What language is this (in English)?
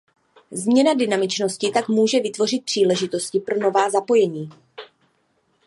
Czech